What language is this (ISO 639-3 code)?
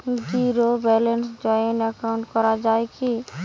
ben